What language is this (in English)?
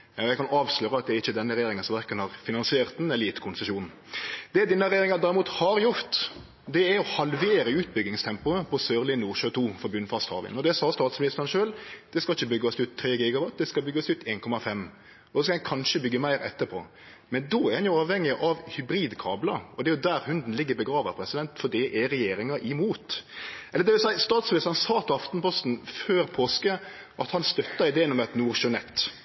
Norwegian Nynorsk